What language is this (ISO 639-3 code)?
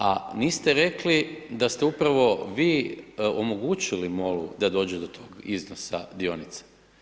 hrv